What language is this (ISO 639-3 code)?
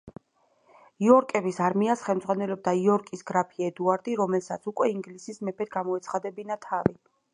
kat